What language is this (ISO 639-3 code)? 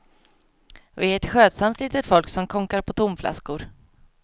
swe